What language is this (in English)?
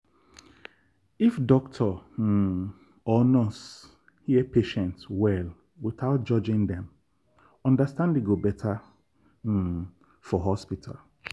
Nigerian Pidgin